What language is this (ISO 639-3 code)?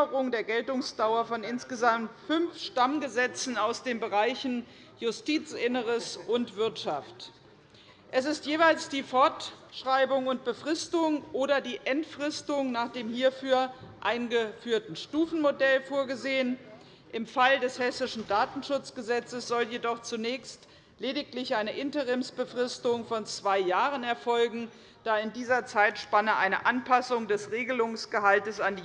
deu